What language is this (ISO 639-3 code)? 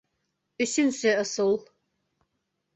bak